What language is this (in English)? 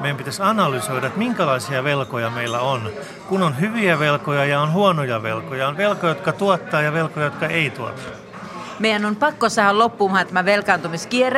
Finnish